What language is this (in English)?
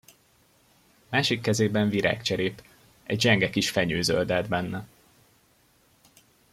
Hungarian